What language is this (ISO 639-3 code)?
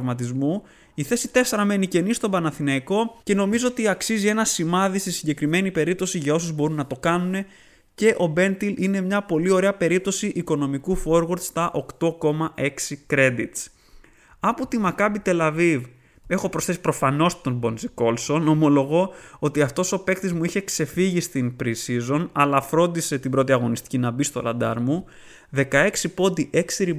ell